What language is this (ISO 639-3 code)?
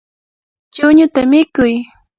qvl